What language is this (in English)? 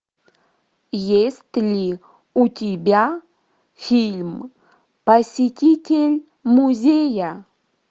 Russian